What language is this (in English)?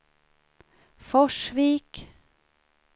Swedish